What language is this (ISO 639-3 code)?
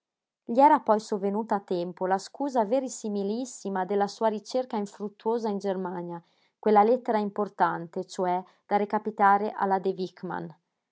ita